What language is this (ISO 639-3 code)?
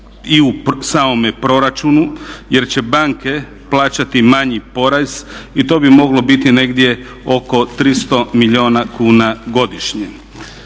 hrv